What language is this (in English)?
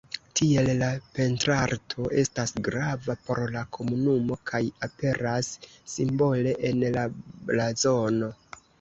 Esperanto